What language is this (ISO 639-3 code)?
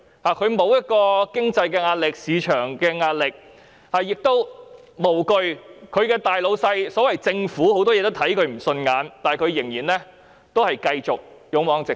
yue